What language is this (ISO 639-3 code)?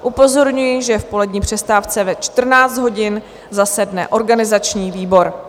ces